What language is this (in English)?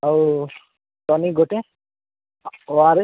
Odia